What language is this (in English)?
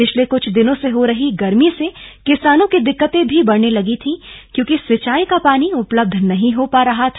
Hindi